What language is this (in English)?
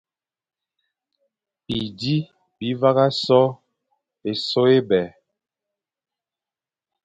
Fang